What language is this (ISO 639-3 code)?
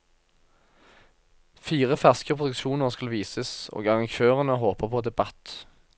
nor